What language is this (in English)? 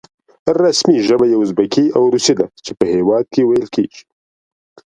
Pashto